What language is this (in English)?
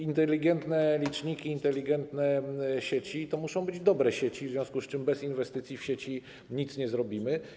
Polish